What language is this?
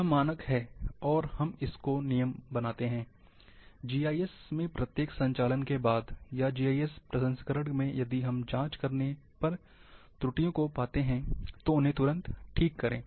Hindi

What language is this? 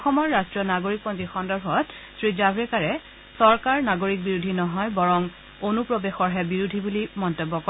Assamese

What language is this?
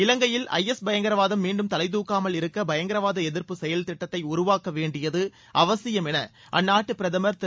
Tamil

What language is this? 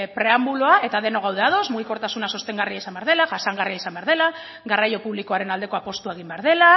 Basque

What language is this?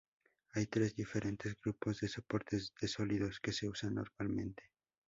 Spanish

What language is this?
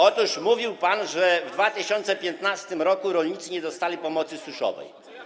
Polish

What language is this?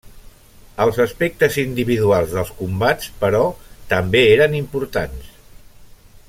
Catalan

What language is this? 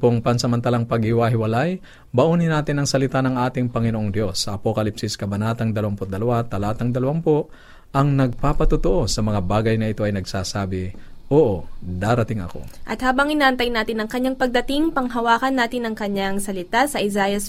Filipino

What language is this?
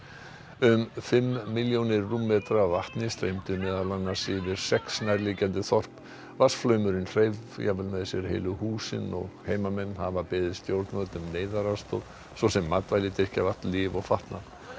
Icelandic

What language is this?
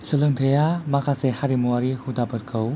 Bodo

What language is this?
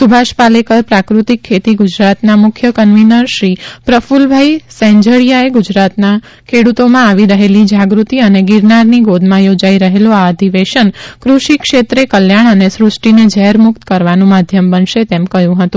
Gujarati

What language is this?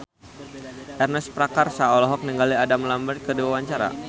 Sundanese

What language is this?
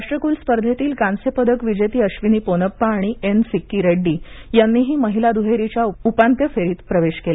Marathi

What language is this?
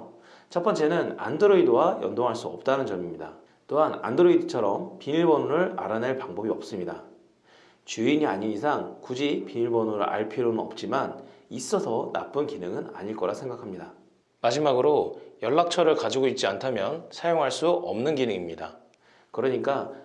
Korean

